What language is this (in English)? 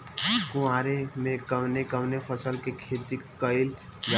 Bhojpuri